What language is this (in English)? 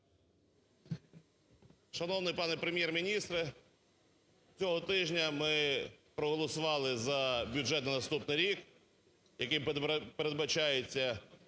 Ukrainian